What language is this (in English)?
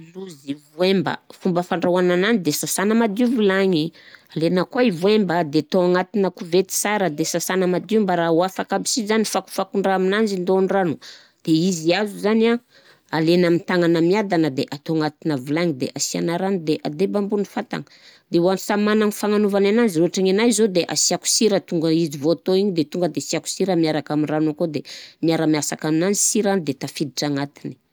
Southern Betsimisaraka Malagasy